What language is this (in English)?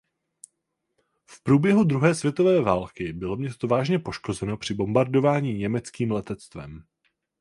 Czech